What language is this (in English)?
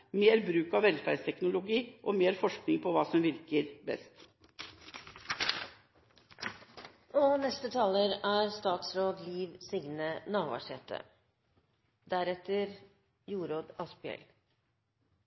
Norwegian